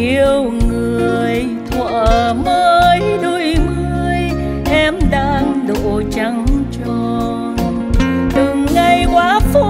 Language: Vietnamese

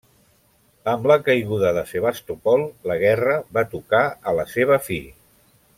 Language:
Catalan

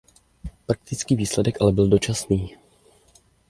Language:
Czech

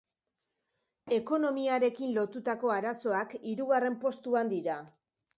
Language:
Basque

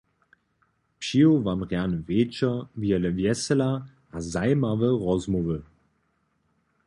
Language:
Upper Sorbian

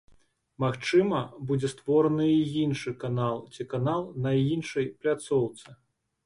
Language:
Belarusian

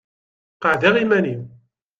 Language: Kabyle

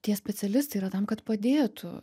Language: Lithuanian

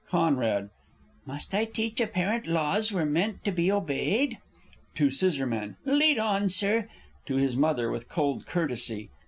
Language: English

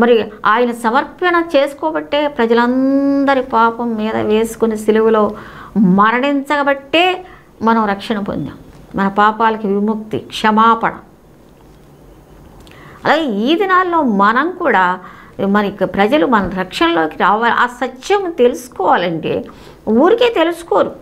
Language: Telugu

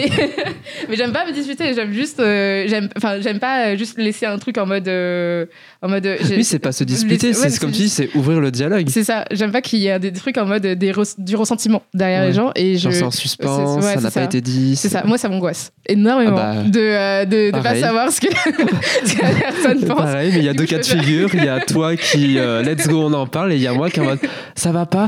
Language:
French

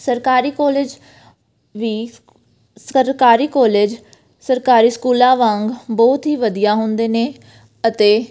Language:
Punjabi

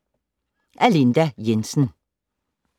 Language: Danish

